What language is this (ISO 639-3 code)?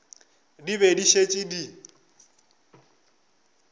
nso